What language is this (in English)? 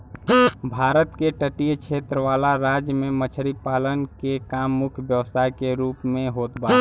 Bhojpuri